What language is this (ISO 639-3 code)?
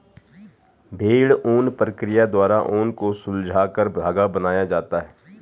hin